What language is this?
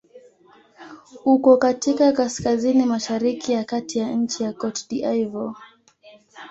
Swahili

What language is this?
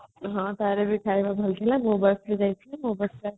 Odia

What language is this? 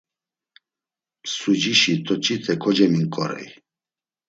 Laz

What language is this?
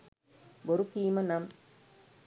Sinhala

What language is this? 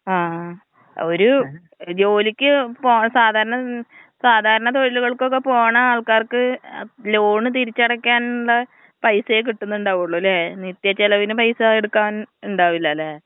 Malayalam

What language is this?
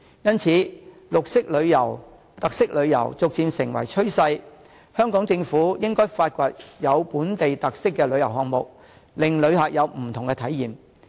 Cantonese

